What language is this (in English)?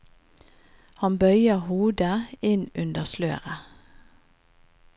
Norwegian